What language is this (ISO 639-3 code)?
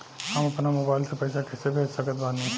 bho